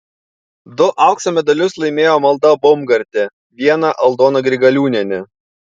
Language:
Lithuanian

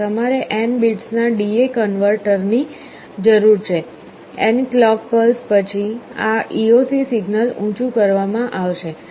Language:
Gujarati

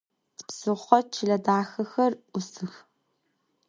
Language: Adyghe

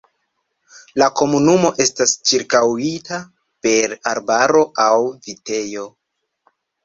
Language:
Esperanto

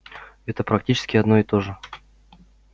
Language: Russian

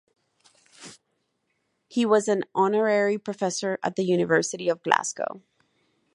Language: English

